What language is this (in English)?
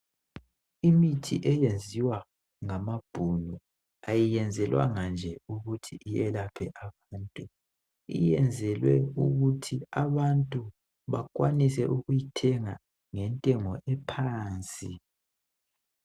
North Ndebele